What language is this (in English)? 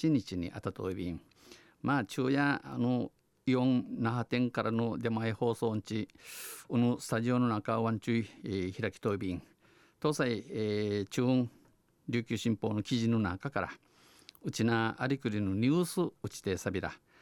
Japanese